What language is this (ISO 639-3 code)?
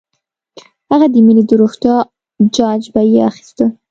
pus